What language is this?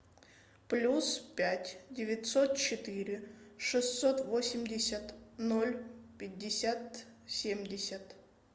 Russian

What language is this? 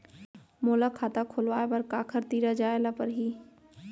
Chhattisgarhi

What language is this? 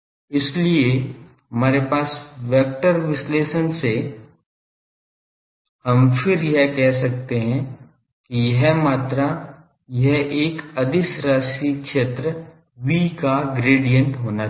Hindi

